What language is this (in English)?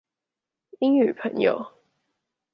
Chinese